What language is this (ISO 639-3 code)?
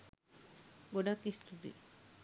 sin